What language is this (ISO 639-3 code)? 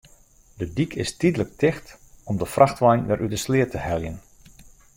fry